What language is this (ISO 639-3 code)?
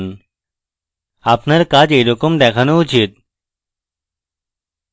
ben